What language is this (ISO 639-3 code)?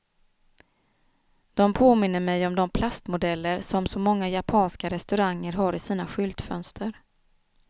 swe